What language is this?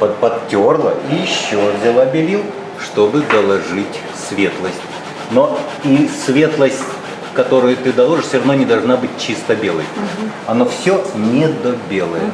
Russian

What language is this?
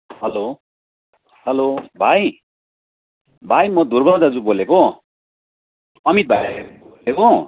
Nepali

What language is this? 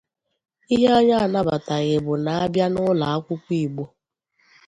Igbo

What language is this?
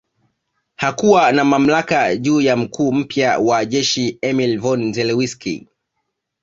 Swahili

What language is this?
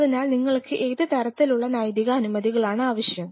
Malayalam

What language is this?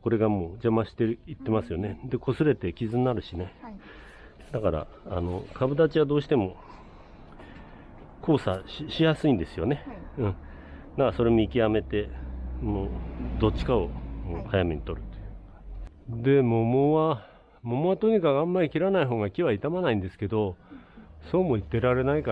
Japanese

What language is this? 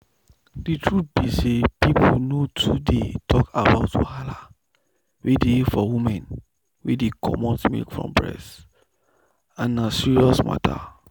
Nigerian Pidgin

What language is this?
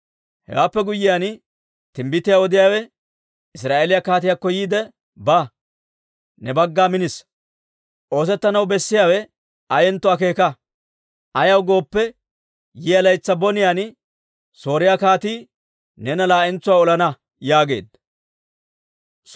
Dawro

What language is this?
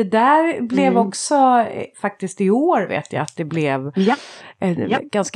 Swedish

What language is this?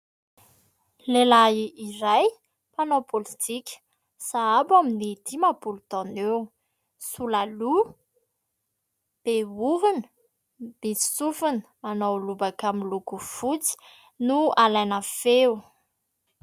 Malagasy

